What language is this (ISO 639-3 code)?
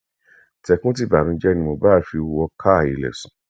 yor